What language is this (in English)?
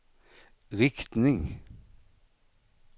Swedish